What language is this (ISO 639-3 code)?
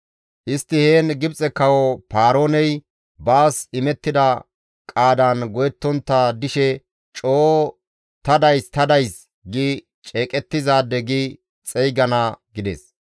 gmv